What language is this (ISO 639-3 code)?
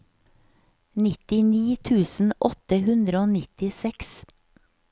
nor